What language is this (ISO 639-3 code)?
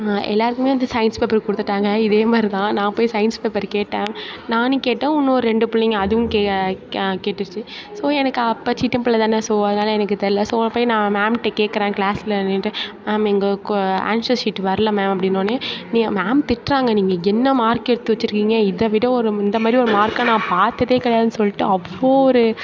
tam